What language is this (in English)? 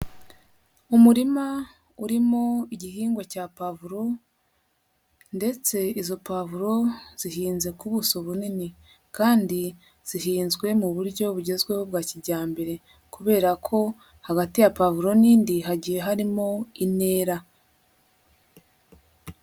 Kinyarwanda